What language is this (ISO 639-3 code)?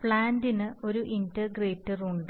mal